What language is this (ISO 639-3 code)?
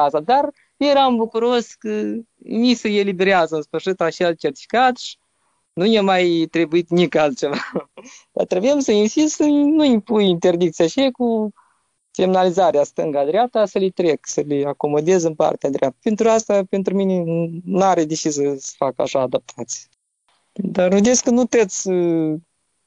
ron